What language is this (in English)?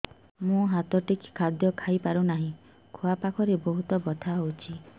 Odia